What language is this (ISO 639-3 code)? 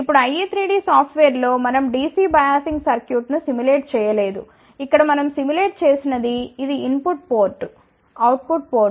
tel